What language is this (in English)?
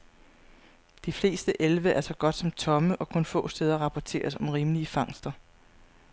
Danish